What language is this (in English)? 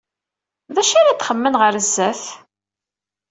Kabyle